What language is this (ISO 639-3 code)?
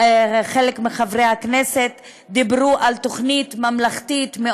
heb